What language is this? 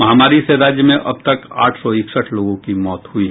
Hindi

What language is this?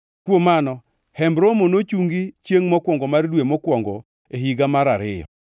Luo (Kenya and Tanzania)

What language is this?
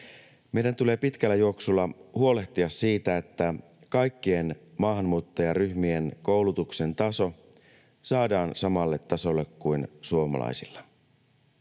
Finnish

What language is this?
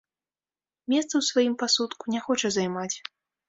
Belarusian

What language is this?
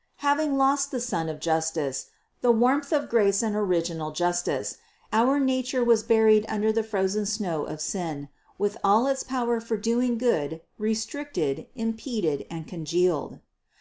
English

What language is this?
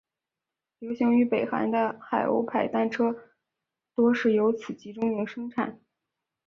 Chinese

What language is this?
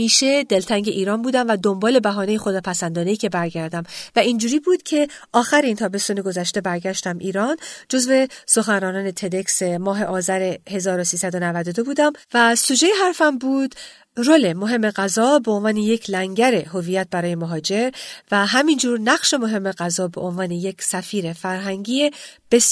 Persian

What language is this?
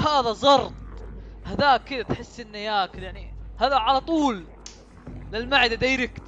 Arabic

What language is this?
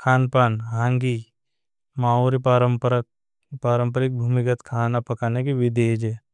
Bhili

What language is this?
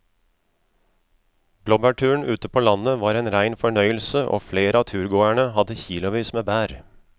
Norwegian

